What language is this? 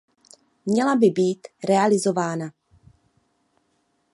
Czech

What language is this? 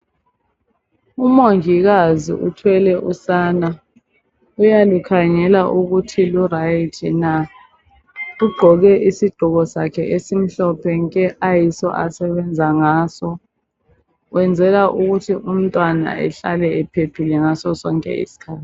North Ndebele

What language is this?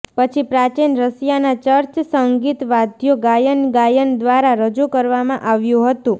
Gujarati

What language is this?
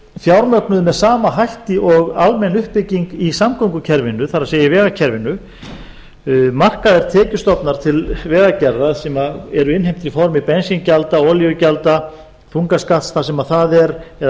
Icelandic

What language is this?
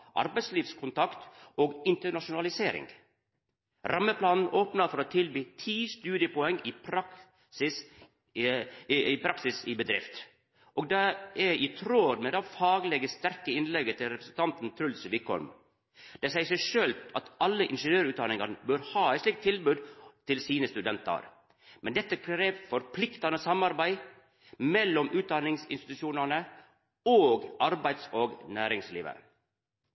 Norwegian Nynorsk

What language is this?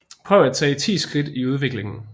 Danish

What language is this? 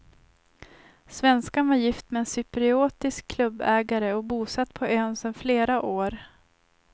Swedish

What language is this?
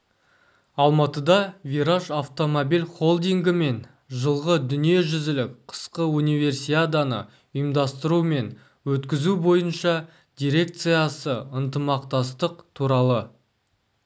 Kazakh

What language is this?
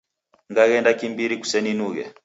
Taita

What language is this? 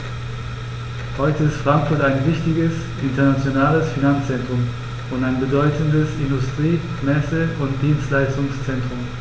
German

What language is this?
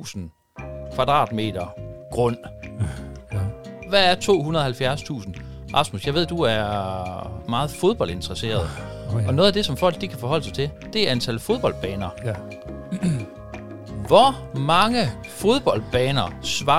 Danish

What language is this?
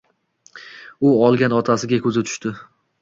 Uzbek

